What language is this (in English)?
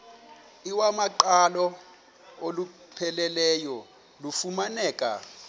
Xhosa